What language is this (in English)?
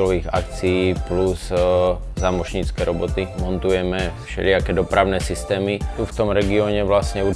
Slovak